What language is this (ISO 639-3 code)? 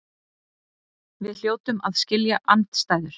isl